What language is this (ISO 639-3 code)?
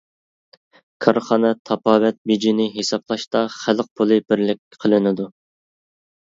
uig